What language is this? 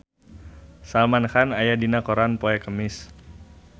Sundanese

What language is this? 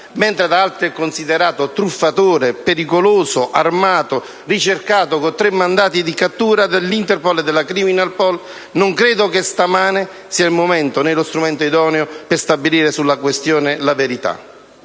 Italian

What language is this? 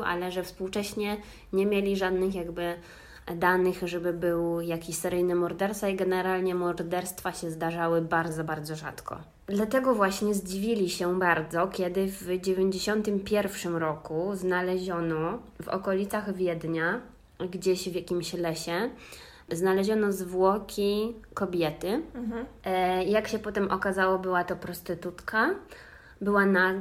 Polish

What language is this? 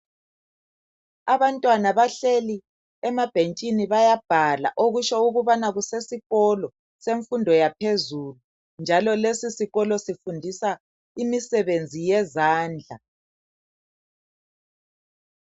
North Ndebele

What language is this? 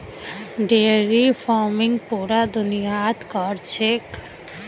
Magahi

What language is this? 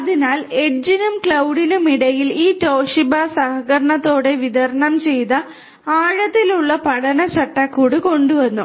Malayalam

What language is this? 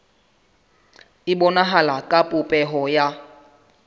Southern Sotho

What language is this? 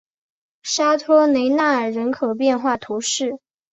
Chinese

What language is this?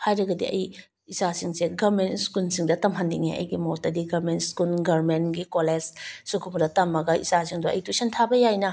Manipuri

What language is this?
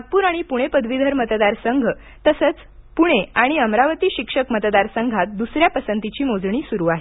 Marathi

